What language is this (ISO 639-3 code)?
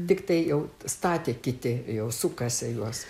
lit